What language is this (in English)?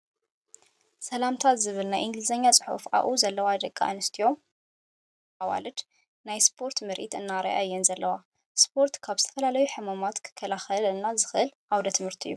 Tigrinya